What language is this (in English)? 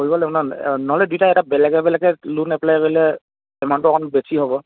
Assamese